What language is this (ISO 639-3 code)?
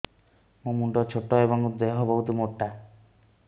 ori